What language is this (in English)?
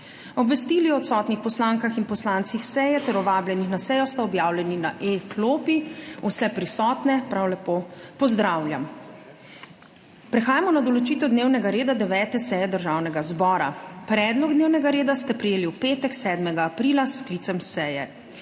Slovenian